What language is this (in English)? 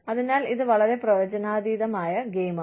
Malayalam